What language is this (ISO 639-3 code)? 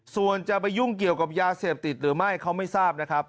tha